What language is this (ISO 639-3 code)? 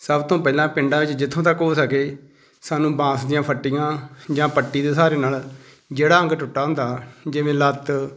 pan